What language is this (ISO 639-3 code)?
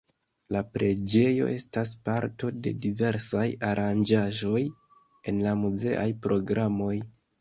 epo